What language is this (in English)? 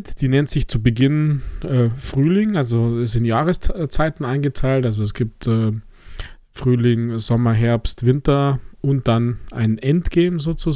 German